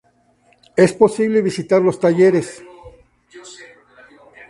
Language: Spanish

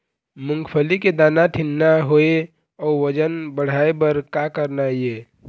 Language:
Chhattisgarhi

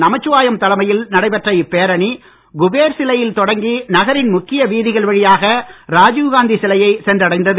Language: Tamil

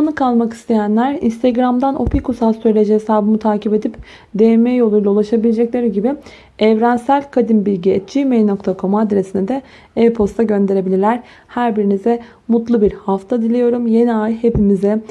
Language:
Turkish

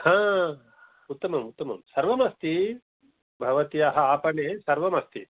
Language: Sanskrit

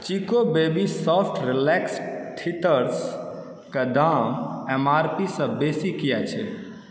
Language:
Maithili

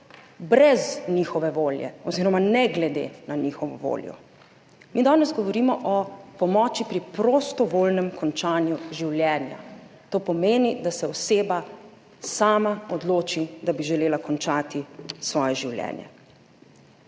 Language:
Slovenian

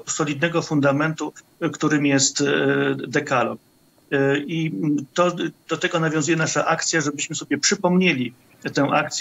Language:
Polish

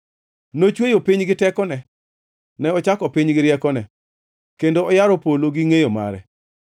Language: Luo (Kenya and Tanzania)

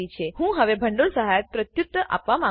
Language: Gujarati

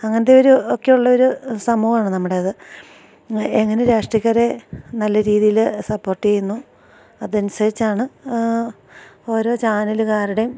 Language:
Malayalam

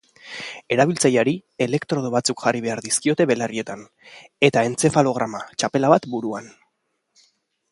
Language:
Basque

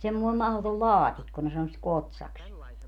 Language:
Finnish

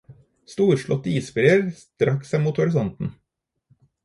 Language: Norwegian Bokmål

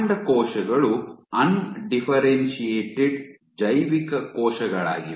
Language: Kannada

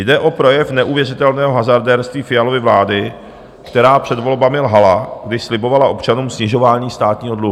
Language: Czech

